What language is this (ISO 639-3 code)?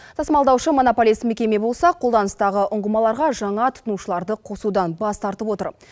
kaz